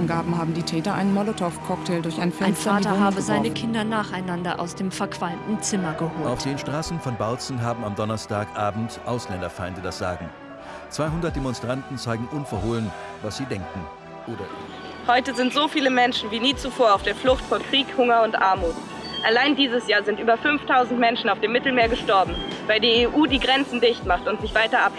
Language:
German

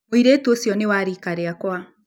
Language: Kikuyu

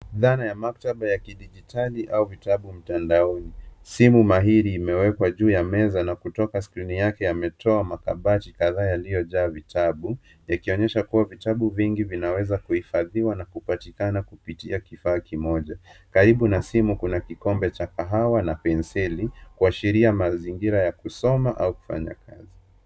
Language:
Swahili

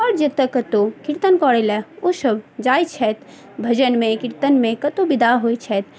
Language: Maithili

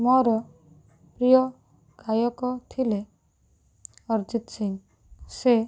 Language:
Odia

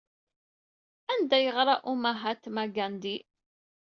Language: Kabyle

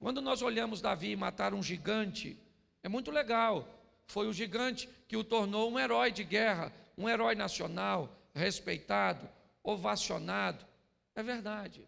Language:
Portuguese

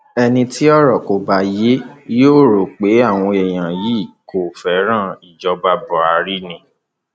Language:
Yoruba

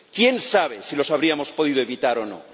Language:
Spanish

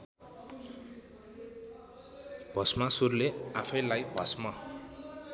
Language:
Nepali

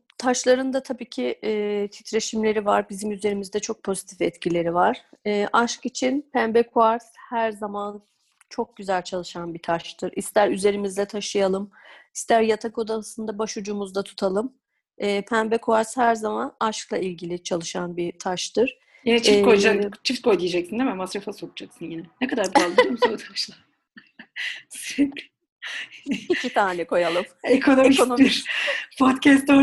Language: Turkish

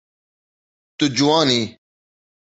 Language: Kurdish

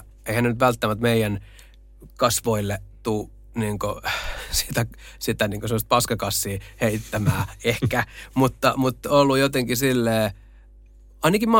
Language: Finnish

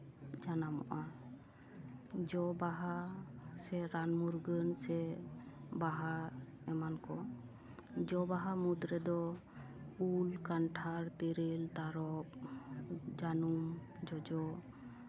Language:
Santali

